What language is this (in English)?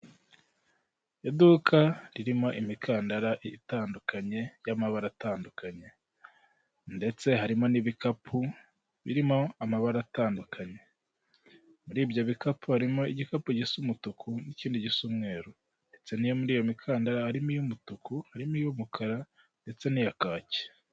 Kinyarwanda